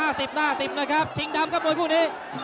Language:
Thai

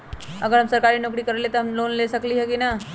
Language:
Magahi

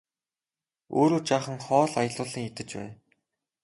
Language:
Mongolian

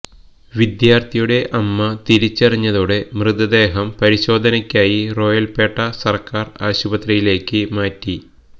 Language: Malayalam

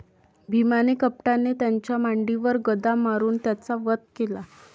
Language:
Marathi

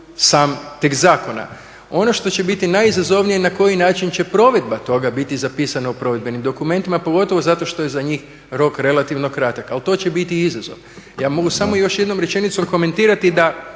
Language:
Croatian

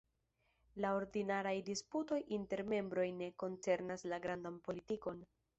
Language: Esperanto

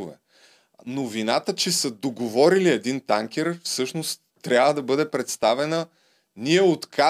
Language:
Bulgarian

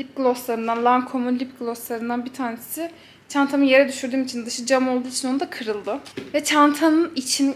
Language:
Turkish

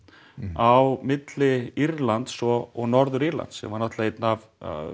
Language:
Icelandic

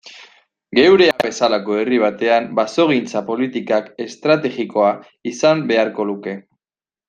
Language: Basque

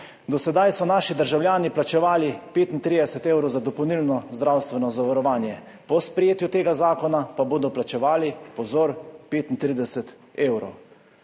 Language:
Slovenian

